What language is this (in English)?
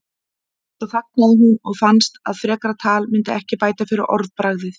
Icelandic